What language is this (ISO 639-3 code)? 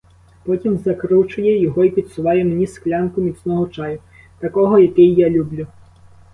ukr